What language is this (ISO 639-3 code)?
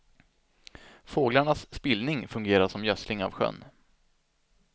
swe